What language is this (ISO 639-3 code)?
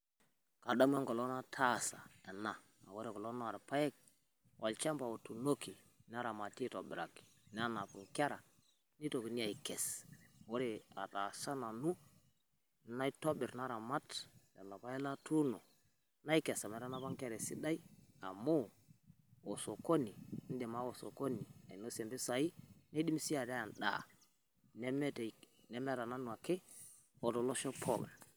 mas